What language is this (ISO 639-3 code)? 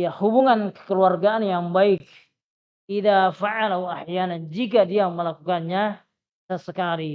ind